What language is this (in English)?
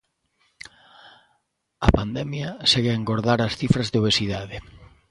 Galician